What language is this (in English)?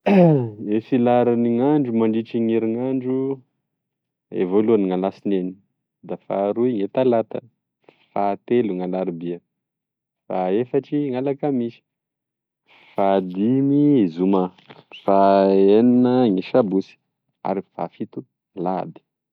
Tesaka Malagasy